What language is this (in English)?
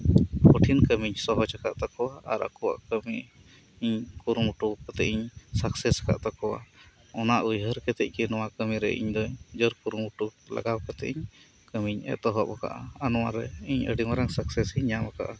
Santali